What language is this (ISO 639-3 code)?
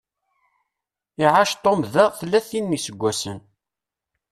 kab